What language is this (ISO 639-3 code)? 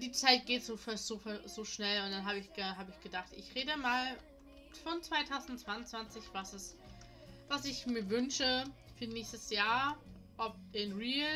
deu